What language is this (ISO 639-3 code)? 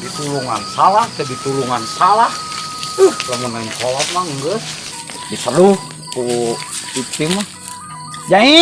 ind